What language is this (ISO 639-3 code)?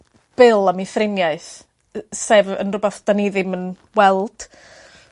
cym